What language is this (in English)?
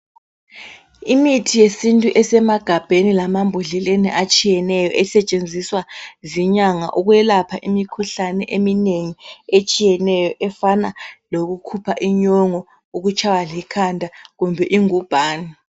North Ndebele